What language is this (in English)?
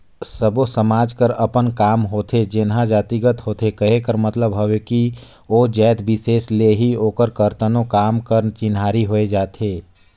Chhattisgarhi